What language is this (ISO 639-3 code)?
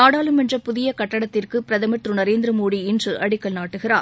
tam